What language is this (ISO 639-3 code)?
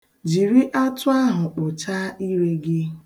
ibo